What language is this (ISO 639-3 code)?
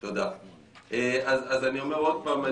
heb